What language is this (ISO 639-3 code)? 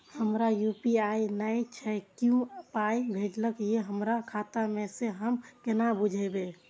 mai